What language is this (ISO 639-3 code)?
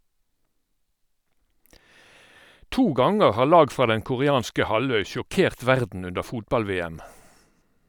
nor